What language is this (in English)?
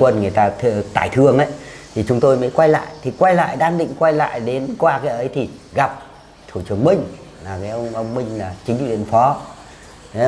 Vietnamese